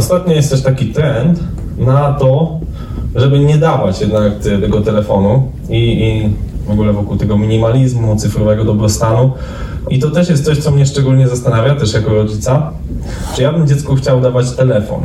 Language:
Polish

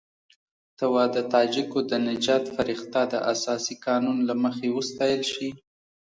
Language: Pashto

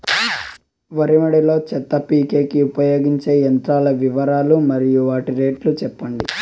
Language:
Telugu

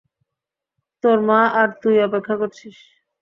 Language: Bangla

